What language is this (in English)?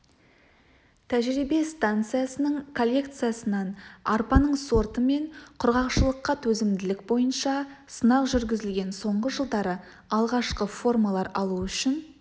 Kazakh